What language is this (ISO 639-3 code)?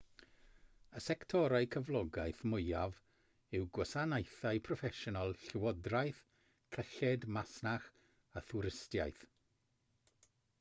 cym